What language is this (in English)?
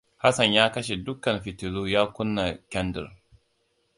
Hausa